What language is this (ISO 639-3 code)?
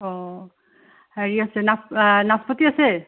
asm